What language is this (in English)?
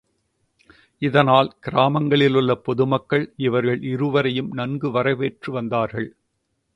Tamil